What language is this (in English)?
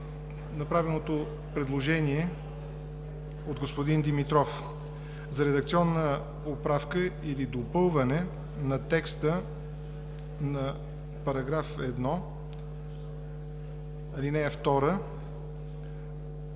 Bulgarian